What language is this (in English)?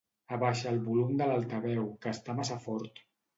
Catalan